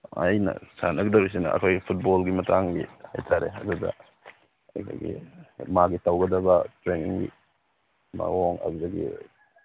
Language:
Manipuri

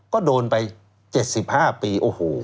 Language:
Thai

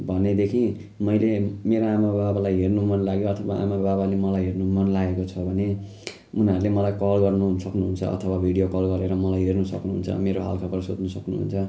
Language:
Nepali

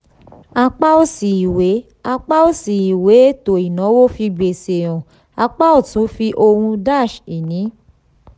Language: Yoruba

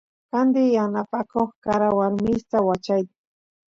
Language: Santiago del Estero Quichua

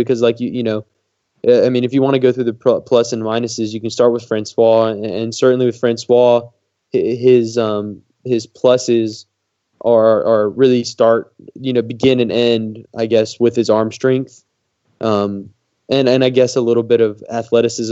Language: English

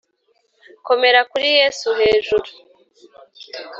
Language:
Kinyarwanda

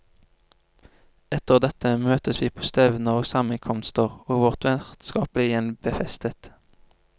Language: Norwegian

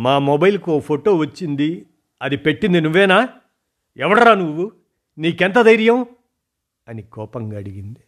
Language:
Telugu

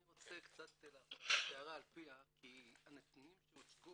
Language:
Hebrew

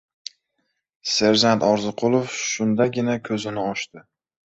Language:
Uzbek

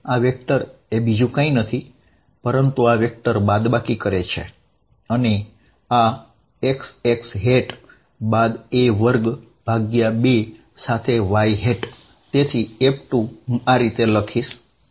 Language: Gujarati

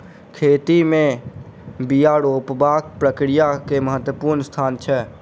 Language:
Maithili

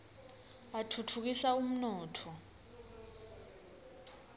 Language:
Swati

